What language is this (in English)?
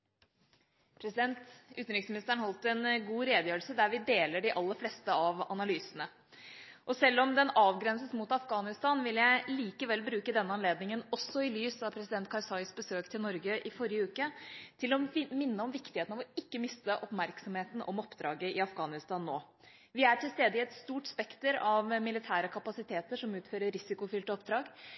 Norwegian Bokmål